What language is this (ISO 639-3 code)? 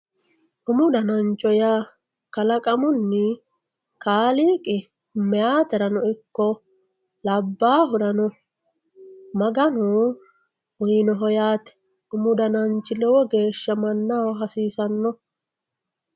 sid